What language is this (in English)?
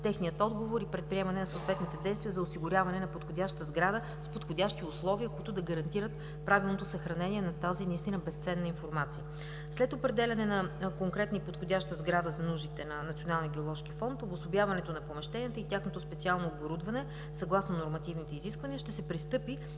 Bulgarian